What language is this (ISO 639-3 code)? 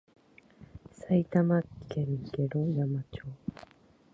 jpn